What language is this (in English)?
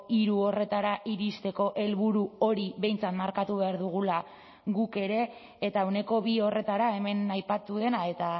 Basque